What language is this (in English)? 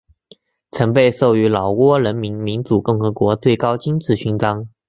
Chinese